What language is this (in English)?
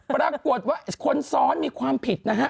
Thai